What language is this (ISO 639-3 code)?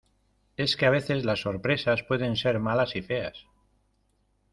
spa